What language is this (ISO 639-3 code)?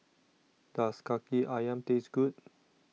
eng